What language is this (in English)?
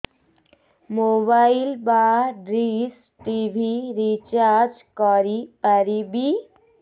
Odia